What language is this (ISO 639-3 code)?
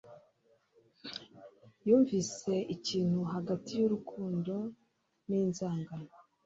kin